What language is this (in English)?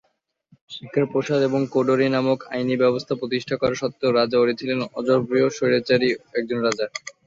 Bangla